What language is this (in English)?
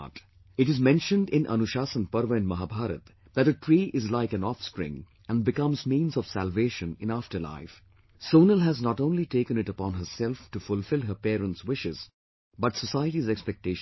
English